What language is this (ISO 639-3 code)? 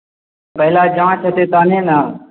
mai